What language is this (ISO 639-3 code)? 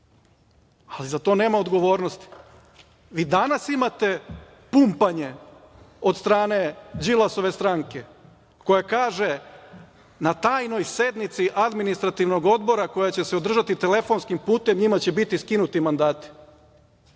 srp